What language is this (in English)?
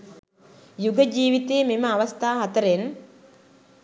Sinhala